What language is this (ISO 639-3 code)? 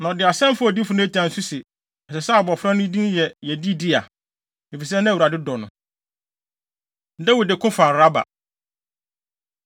aka